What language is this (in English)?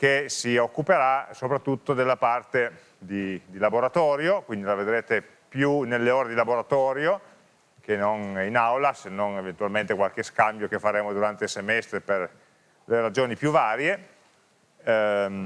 Italian